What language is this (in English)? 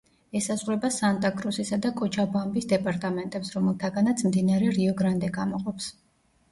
Georgian